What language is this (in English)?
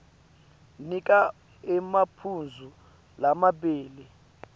Swati